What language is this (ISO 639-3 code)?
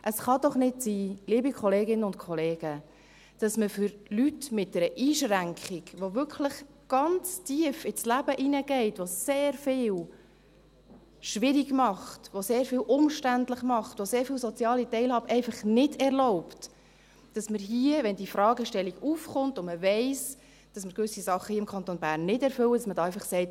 gsw